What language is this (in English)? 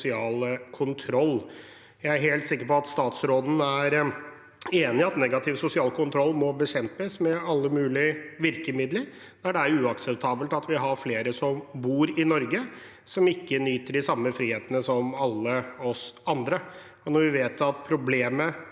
Norwegian